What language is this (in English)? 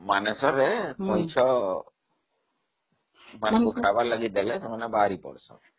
Odia